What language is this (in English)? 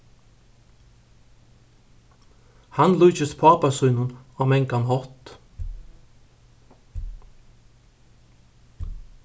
Faroese